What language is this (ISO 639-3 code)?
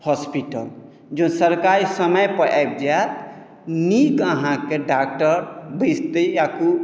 mai